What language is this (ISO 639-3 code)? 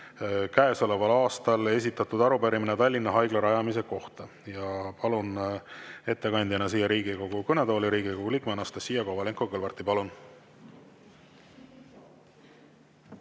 est